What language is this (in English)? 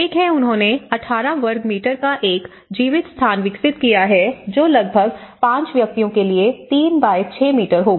Hindi